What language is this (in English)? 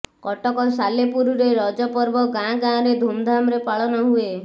Odia